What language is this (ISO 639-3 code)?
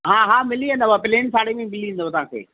snd